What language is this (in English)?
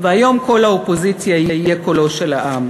Hebrew